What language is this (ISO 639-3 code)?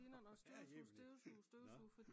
dan